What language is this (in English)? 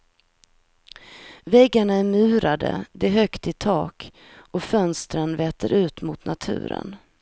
Swedish